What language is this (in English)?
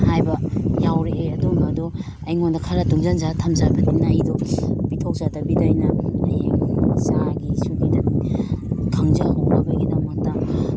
Manipuri